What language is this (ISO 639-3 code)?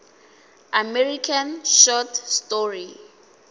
nso